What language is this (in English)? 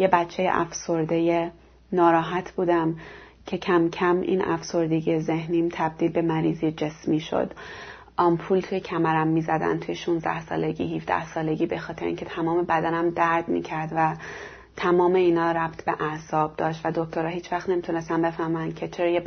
Persian